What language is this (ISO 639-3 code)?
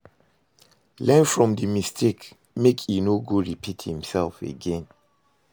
pcm